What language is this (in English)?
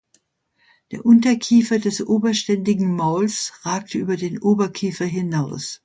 German